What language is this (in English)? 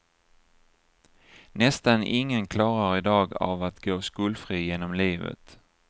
Swedish